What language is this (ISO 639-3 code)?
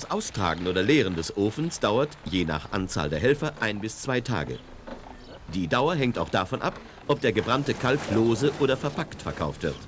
deu